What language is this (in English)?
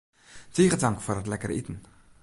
Western Frisian